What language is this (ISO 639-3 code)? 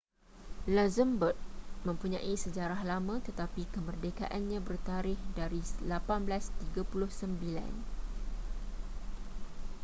msa